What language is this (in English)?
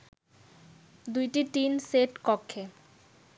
Bangla